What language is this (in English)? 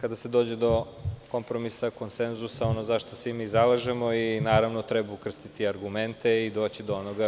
Serbian